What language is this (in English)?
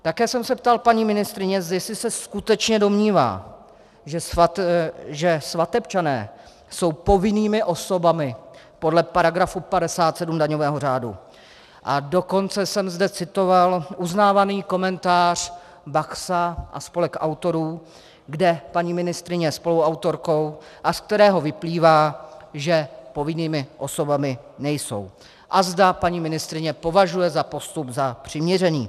Czech